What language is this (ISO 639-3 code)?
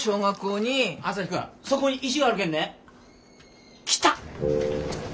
jpn